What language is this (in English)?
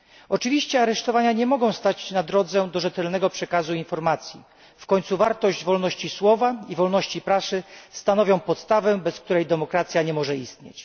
Polish